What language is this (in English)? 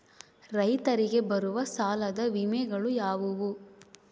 Kannada